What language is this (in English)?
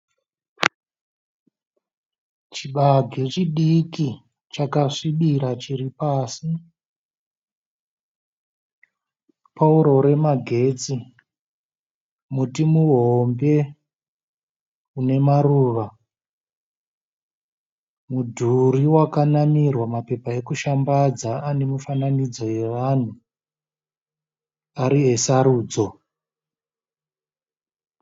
Shona